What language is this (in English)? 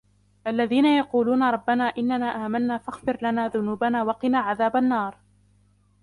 Arabic